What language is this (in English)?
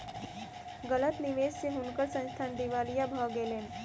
Maithili